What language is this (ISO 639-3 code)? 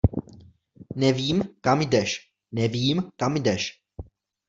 ces